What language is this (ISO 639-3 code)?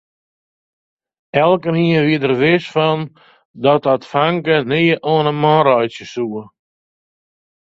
fry